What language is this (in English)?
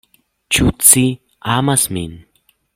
Esperanto